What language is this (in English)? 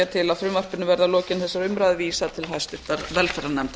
Icelandic